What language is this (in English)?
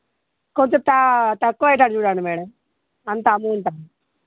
Telugu